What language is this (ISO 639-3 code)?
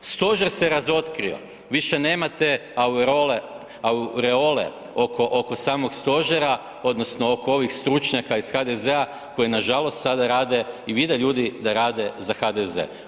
hrv